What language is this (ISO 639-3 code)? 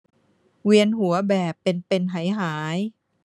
tha